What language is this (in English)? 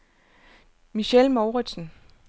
Danish